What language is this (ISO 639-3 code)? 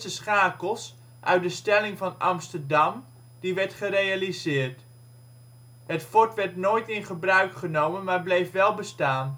nld